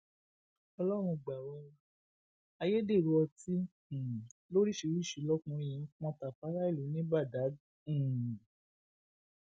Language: Yoruba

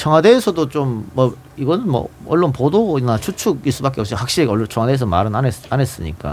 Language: Korean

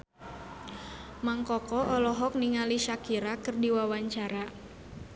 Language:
Sundanese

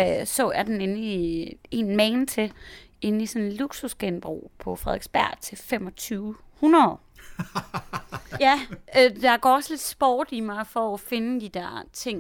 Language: Danish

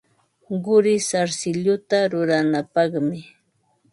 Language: Ambo-Pasco Quechua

